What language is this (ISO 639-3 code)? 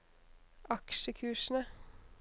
nor